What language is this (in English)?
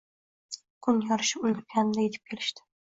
Uzbek